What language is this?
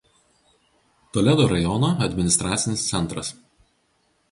Lithuanian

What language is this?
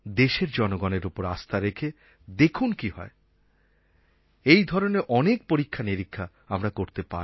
Bangla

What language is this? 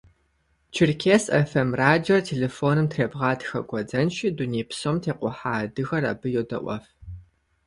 Kabardian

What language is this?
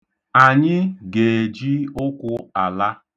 Igbo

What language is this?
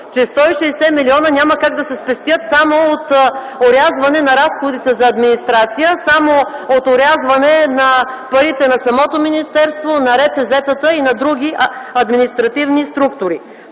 Bulgarian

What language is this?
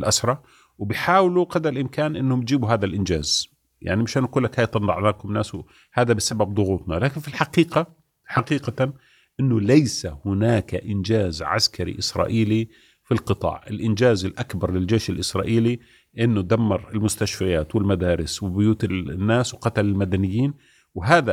Arabic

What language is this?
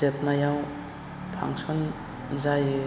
Bodo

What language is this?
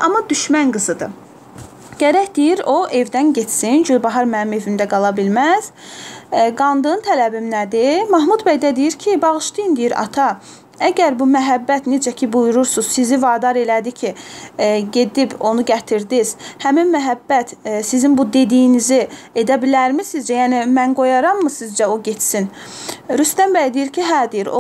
Turkish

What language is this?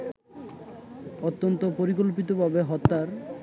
Bangla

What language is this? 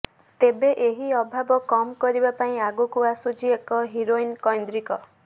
Odia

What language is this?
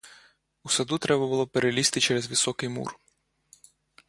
Ukrainian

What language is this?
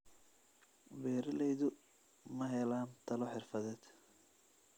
Somali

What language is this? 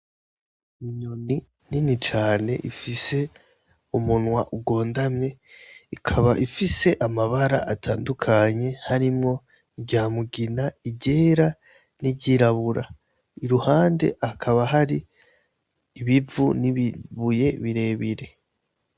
Rundi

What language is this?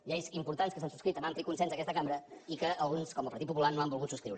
Catalan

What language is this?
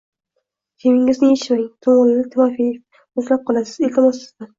Uzbek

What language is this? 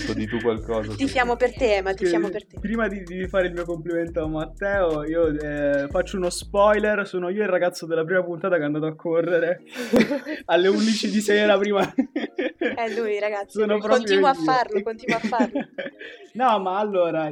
Italian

